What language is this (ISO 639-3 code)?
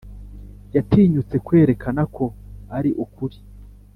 kin